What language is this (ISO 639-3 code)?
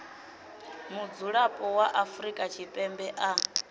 ven